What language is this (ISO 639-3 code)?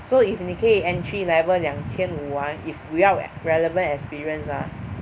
eng